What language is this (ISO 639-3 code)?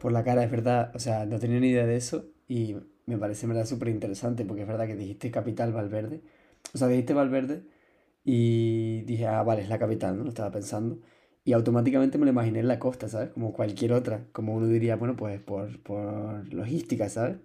spa